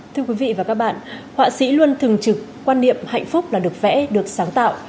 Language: Vietnamese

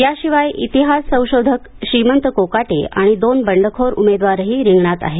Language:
Marathi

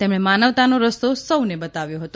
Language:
Gujarati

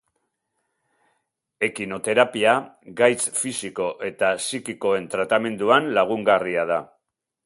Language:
Basque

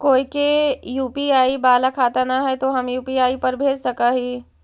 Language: Magahi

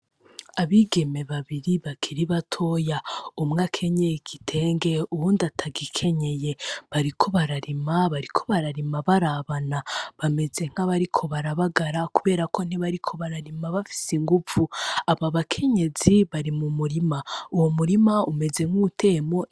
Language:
Rundi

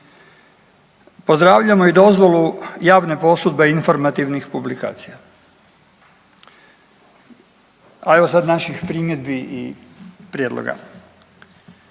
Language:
Croatian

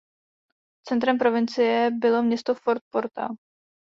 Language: Czech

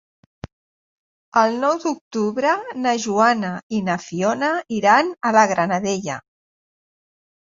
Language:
Catalan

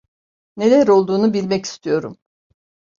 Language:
Turkish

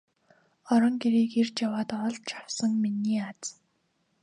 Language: Mongolian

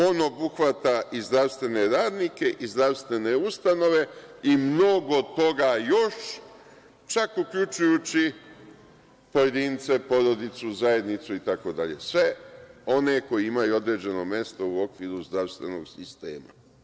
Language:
Serbian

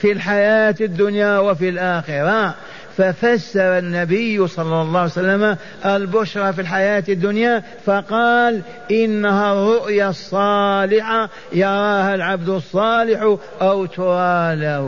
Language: Arabic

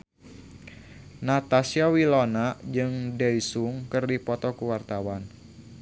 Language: Sundanese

